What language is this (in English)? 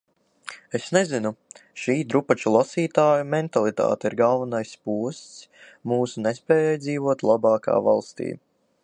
Latvian